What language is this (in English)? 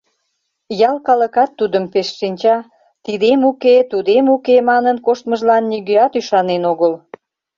Mari